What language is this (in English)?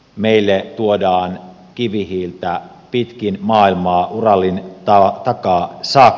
Finnish